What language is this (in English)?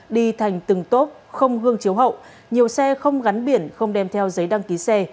Vietnamese